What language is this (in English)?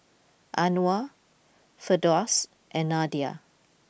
English